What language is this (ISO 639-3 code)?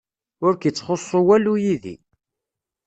kab